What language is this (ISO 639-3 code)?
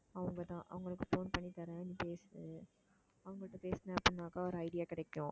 tam